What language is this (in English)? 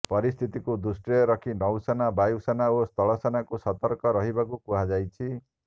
Odia